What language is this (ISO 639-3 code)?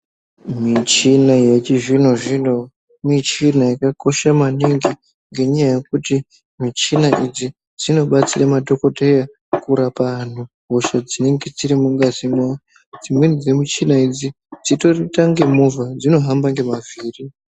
ndc